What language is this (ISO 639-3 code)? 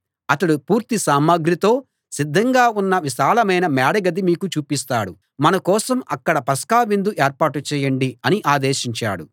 tel